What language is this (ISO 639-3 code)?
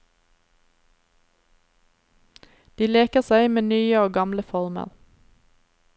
nor